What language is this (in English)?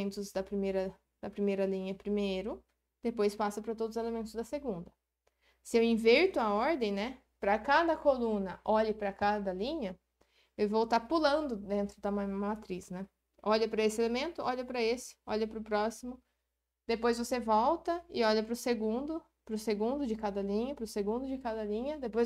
Portuguese